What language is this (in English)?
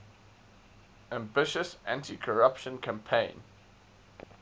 English